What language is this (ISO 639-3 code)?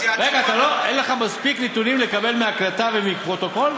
heb